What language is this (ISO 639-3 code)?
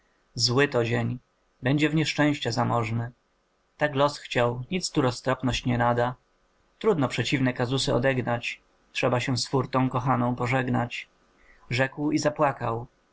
pol